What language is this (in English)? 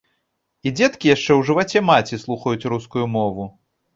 Belarusian